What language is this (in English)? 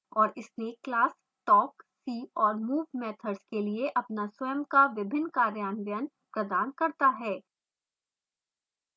Hindi